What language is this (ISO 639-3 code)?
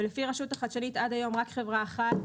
heb